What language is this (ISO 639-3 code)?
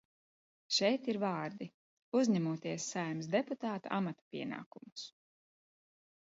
lav